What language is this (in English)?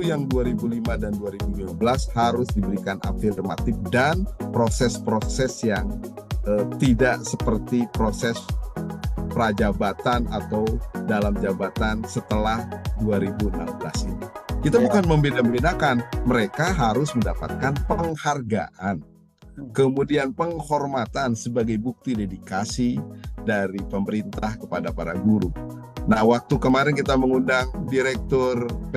Indonesian